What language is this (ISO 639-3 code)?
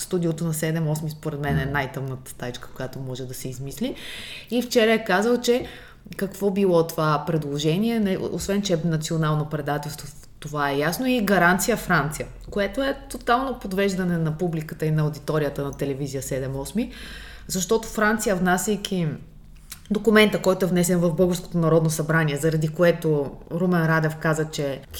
bul